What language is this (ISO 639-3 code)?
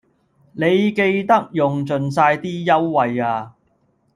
yue